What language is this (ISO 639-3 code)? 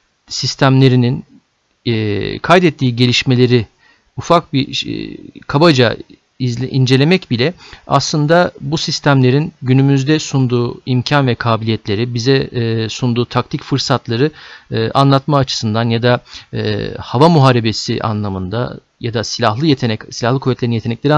tur